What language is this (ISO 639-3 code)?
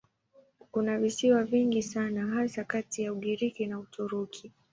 swa